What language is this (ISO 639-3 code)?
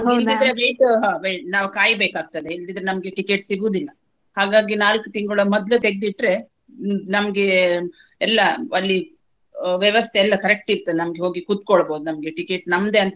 kan